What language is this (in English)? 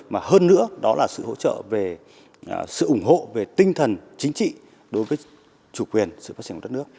Vietnamese